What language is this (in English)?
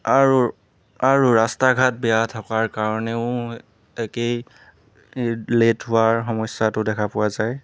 Assamese